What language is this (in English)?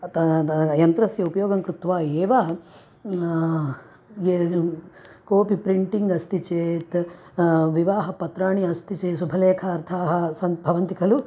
Sanskrit